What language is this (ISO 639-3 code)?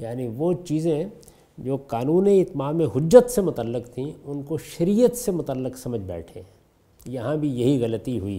urd